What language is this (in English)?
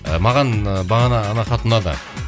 Kazakh